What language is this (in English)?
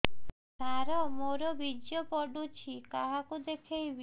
Odia